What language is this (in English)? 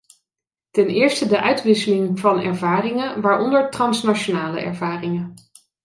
Dutch